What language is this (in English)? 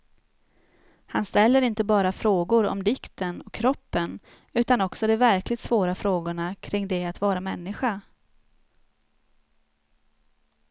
Swedish